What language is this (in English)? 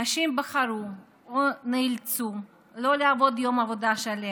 Hebrew